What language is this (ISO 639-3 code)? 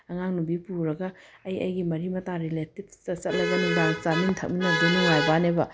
mni